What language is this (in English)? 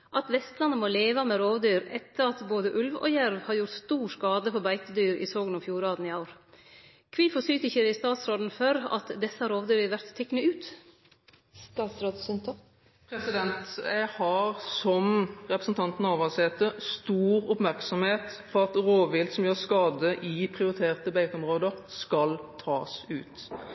Norwegian